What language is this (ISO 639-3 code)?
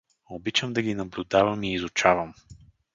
bul